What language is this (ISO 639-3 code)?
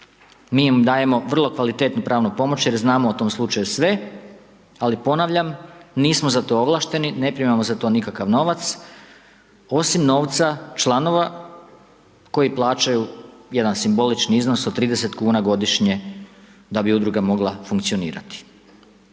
hrv